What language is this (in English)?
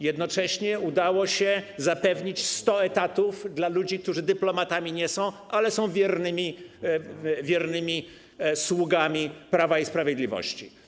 Polish